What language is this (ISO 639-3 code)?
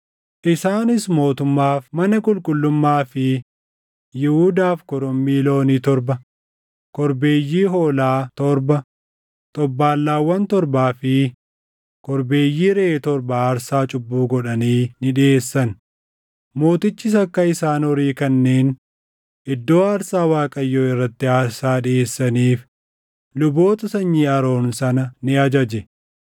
orm